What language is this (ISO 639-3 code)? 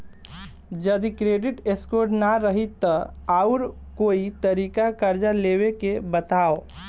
bho